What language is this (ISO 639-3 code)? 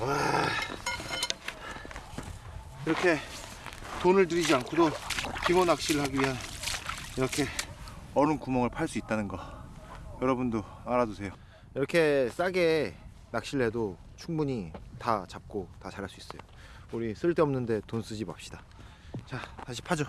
kor